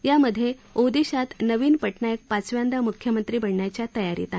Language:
Marathi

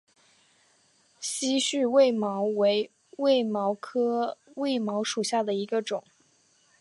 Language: Chinese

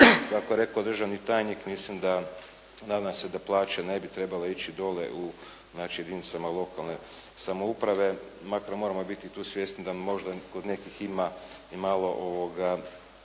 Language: Croatian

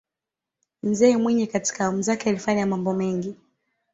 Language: Swahili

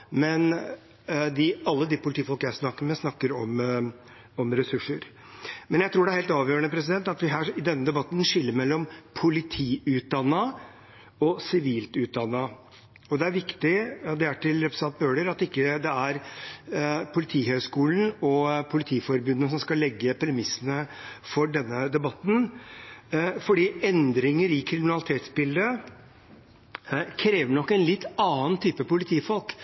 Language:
Norwegian Bokmål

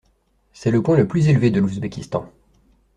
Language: French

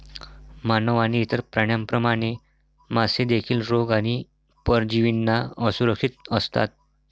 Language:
Marathi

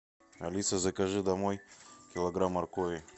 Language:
Russian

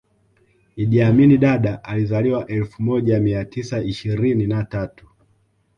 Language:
Swahili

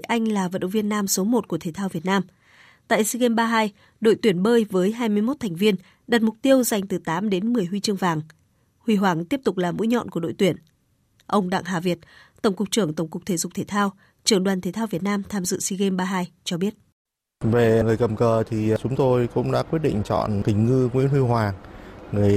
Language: Vietnamese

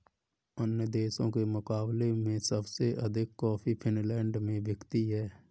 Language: Hindi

